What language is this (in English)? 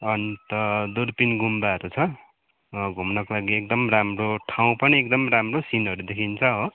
Nepali